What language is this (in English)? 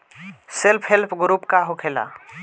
Bhojpuri